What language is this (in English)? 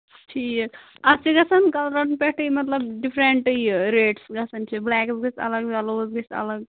Kashmiri